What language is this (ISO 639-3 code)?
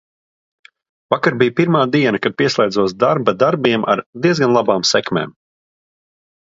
lav